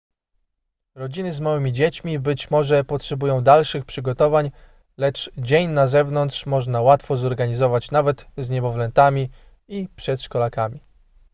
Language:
Polish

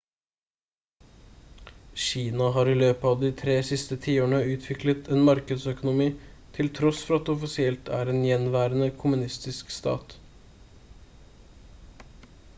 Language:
Norwegian Bokmål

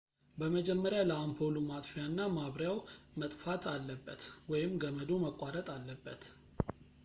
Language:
Amharic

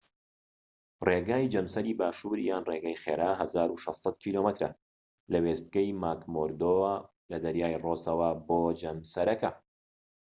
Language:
Central Kurdish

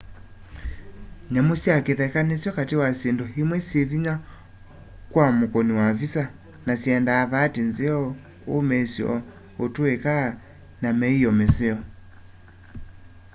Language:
Kamba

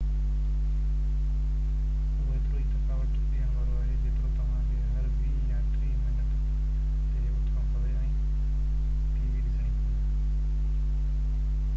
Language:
Sindhi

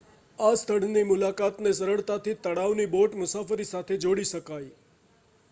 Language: Gujarati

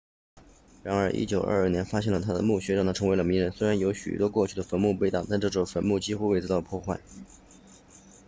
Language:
Chinese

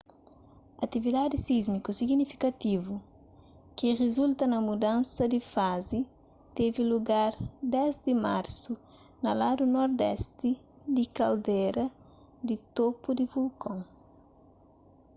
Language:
Kabuverdianu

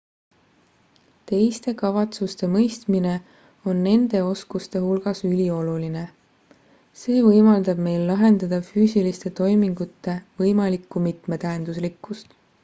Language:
Estonian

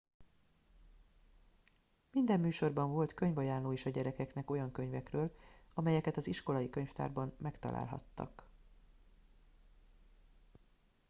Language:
Hungarian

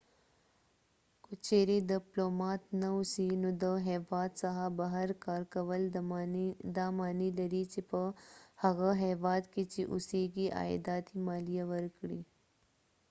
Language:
Pashto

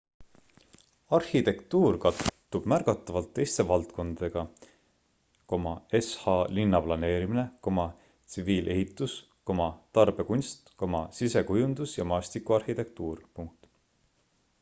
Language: Estonian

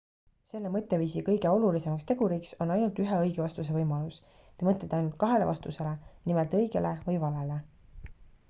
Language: Estonian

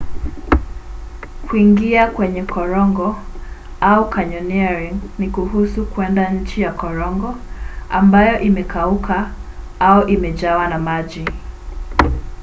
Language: Swahili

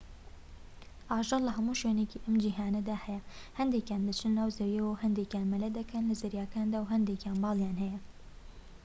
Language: Central Kurdish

